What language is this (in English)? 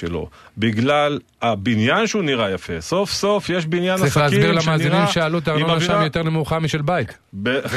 Hebrew